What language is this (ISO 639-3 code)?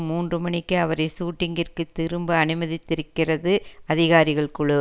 tam